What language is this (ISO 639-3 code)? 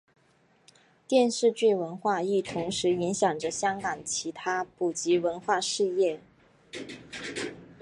zho